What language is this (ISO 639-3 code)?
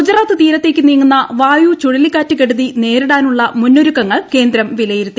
mal